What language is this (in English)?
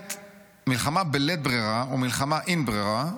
Hebrew